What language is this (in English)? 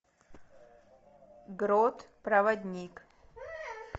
Russian